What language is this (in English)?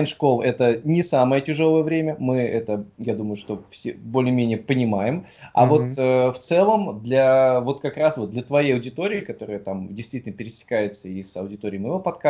Russian